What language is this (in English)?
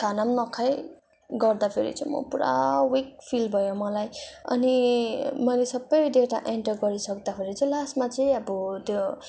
Nepali